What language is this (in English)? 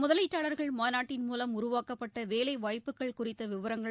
Tamil